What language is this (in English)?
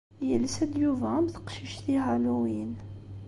Kabyle